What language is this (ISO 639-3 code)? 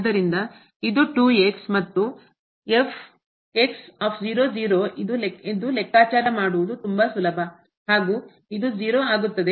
kan